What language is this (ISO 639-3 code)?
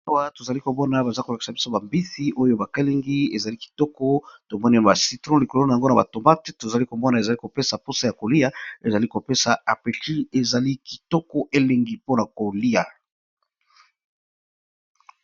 lin